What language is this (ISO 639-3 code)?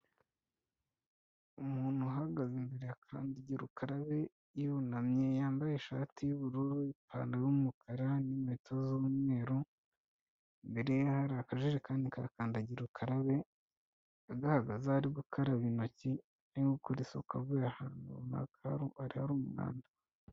kin